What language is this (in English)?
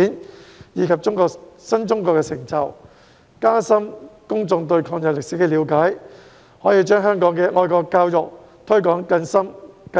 Cantonese